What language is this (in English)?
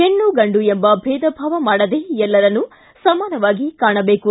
Kannada